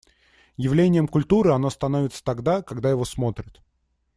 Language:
Russian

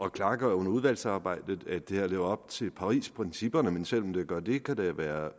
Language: Danish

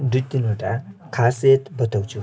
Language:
Nepali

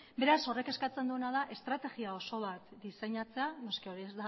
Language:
Basque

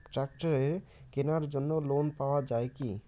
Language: Bangla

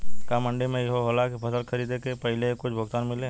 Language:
Bhojpuri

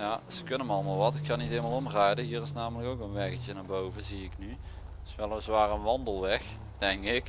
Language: Dutch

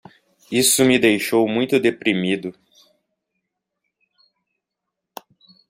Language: Portuguese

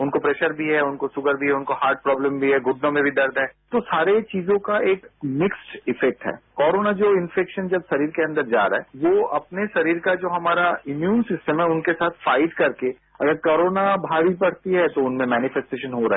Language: Hindi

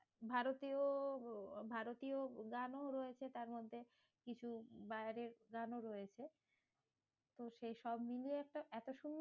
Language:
Bangla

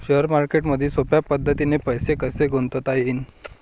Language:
Marathi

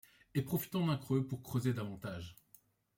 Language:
French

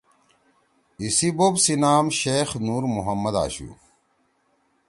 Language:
Torwali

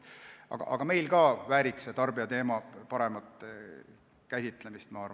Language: Estonian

